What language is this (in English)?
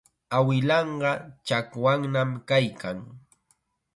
Chiquián Ancash Quechua